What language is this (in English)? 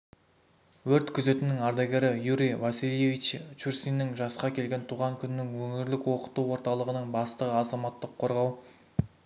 Kazakh